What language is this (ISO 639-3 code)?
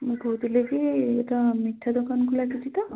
ori